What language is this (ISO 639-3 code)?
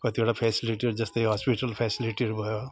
nep